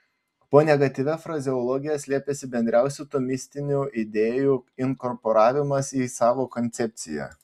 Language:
Lithuanian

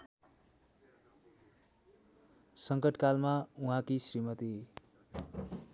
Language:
Nepali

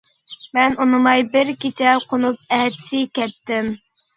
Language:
Uyghur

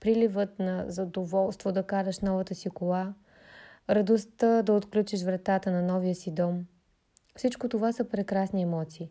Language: Bulgarian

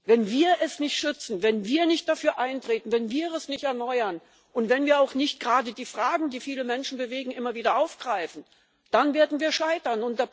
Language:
German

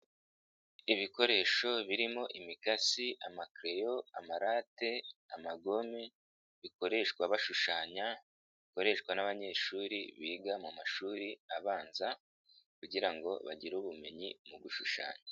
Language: Kinyarwanda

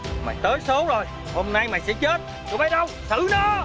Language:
Vietnamese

